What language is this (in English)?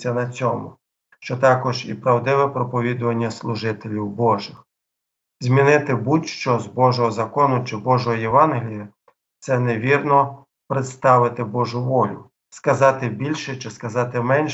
Ukrainian